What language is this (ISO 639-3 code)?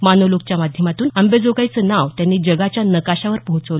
mar